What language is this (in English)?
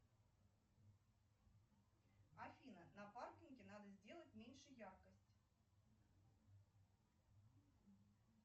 Russian